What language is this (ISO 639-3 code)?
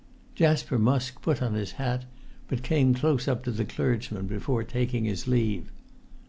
eng